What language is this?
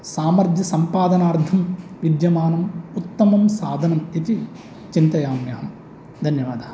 Sanskrit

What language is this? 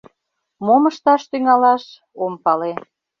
Mari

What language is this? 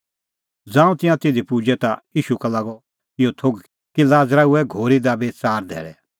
Kullu Pahari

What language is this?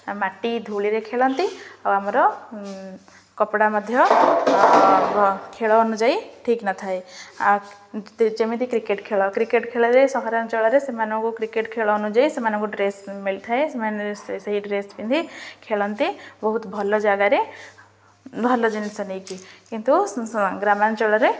Odia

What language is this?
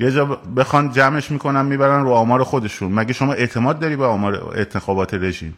Persian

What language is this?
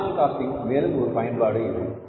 Tamil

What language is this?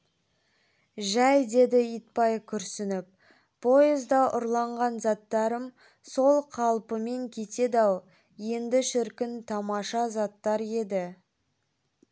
Kazakh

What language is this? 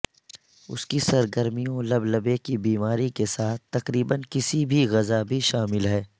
Urdu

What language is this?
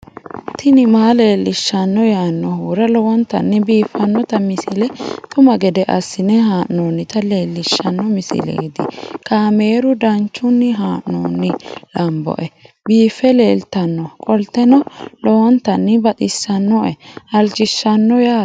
Sidamo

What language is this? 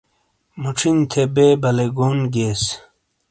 Shina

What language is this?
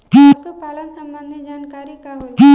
Bhojpuri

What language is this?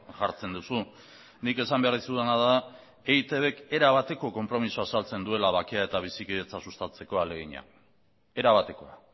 Basque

